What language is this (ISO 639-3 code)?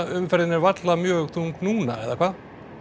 isl